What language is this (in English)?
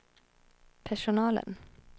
Swedish